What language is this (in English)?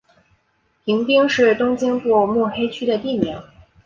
Chinese